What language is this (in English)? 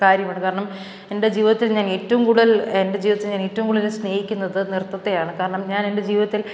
Malayalam